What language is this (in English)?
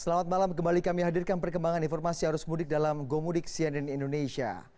Indonesian